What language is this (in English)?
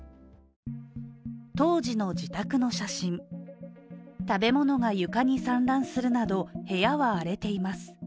Japanese